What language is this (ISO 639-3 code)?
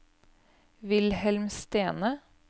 nor